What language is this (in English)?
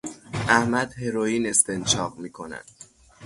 Persian